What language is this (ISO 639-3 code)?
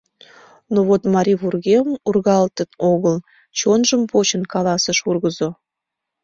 chm